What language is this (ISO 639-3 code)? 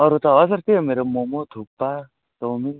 nep